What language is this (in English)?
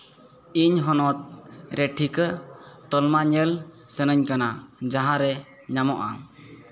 Santali